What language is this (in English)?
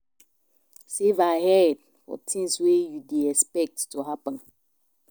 Nigerian Pidgin